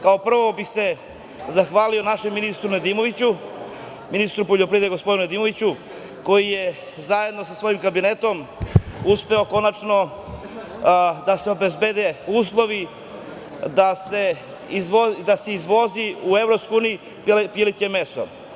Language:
Serbian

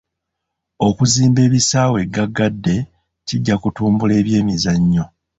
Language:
Ganda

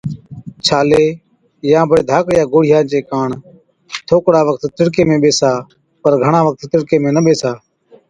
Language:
Od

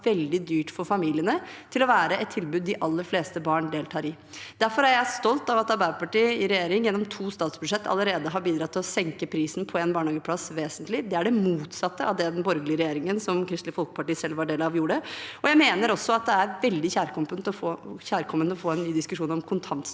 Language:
Norwegian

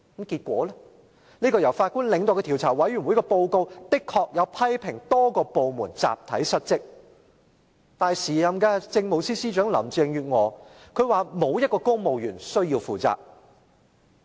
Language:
Cantonese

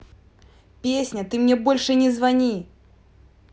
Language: Russian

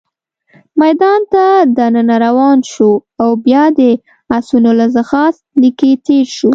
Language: Pashto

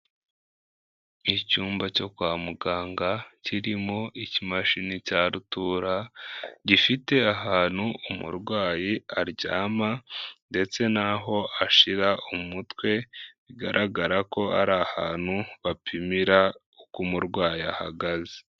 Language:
Kinyarwanda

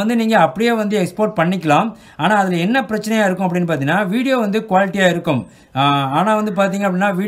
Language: Hindi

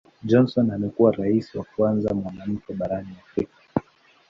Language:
Swahili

